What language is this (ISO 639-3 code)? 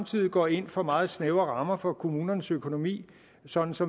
dan